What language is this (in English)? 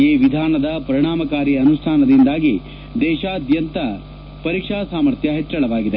Kannada